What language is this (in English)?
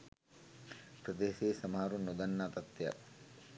Sinhala